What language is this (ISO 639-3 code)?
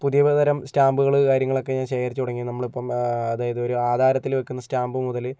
mal